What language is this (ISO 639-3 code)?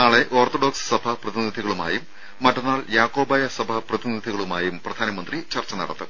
mal